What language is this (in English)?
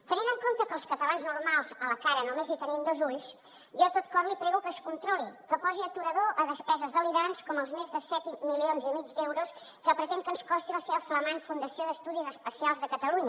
Catalan